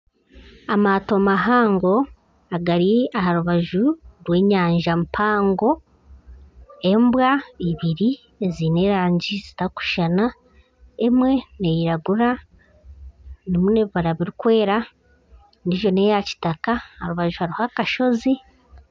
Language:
Nyankole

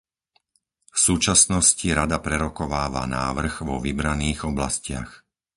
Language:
Slovak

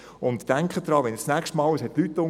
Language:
Swiss German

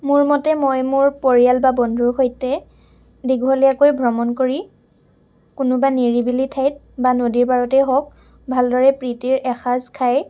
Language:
Assamese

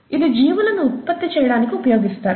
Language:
Telugu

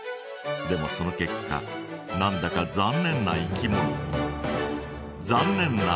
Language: Japanese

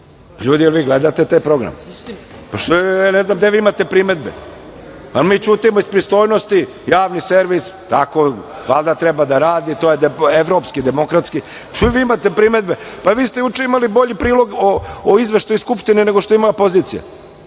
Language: Serbian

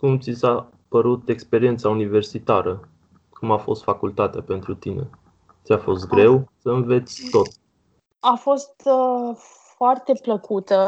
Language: Romanian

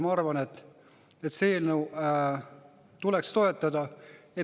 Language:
Estonian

